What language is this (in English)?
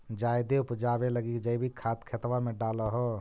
Magahi